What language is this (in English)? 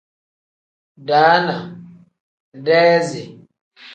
Tem